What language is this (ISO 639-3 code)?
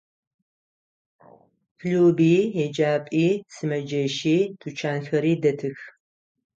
ady